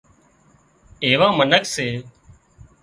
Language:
Wadiyara Koli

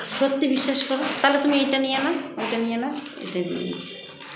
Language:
Bangla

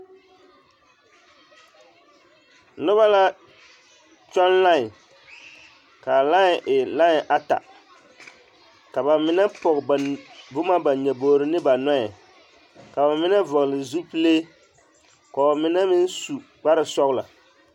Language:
Southern Dagaare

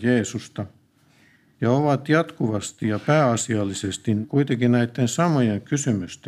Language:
Finnish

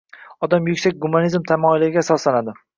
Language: Uzbek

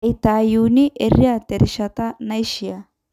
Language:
Masai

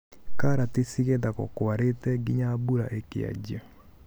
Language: Kikuyu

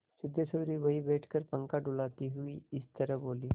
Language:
Hindi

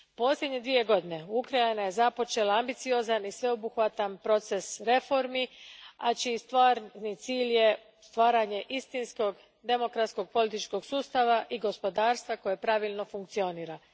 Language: Croatian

